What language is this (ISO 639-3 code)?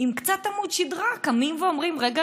heb